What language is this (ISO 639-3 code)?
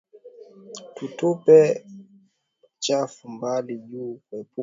swa